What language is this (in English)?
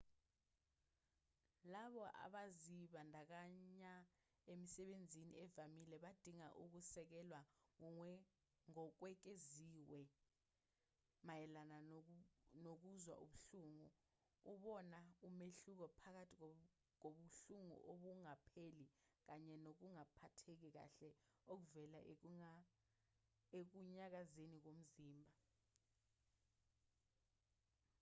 Zulu